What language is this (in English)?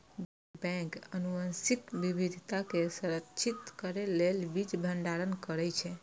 Maithili